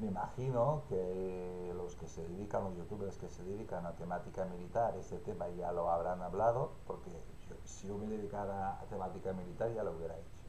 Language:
Spanish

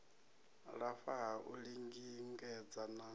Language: Venda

